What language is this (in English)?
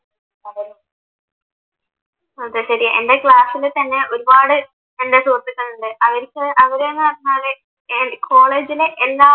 Malayalam